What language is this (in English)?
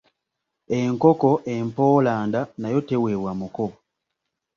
Ganda